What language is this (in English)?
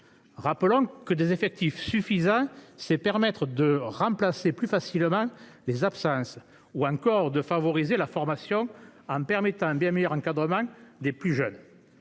French